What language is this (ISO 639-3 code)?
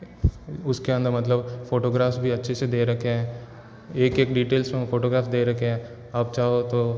hin